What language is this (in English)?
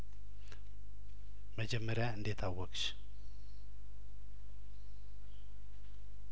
Amharic